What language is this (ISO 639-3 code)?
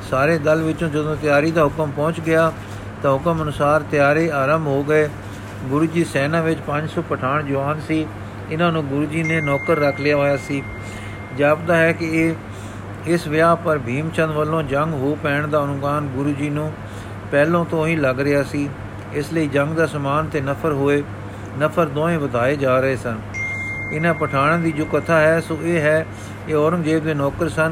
pan